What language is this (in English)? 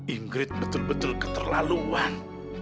Indonesian